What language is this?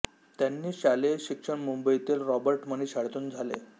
Marathi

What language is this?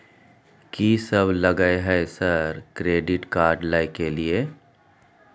Maithili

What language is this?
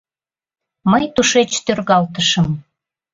Mari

